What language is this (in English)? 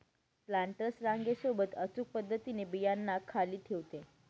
Marathi